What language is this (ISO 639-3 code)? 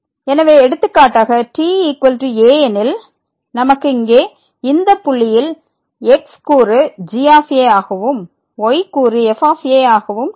tam